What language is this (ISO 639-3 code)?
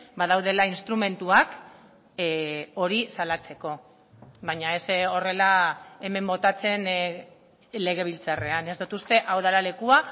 eus